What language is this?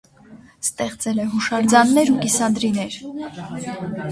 Armenian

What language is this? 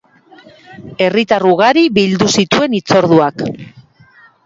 Basque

